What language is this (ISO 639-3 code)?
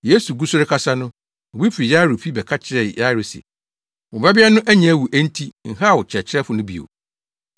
aka